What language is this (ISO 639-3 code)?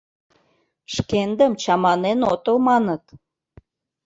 chm